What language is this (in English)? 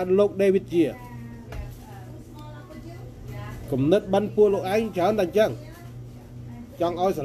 Thai